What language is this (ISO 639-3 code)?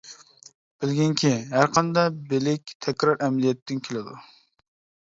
uig